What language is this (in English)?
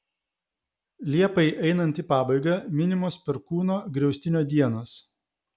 Lithuanian